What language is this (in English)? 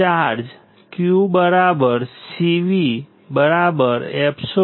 Gujarati